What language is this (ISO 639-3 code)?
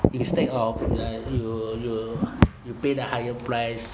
eng